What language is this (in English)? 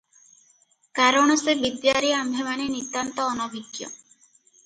Odia